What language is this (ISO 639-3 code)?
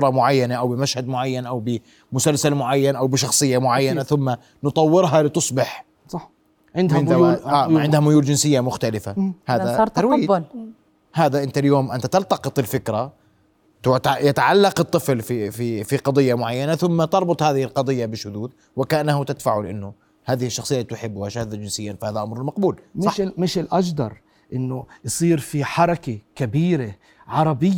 ara